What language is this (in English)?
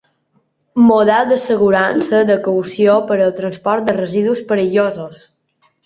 Catalan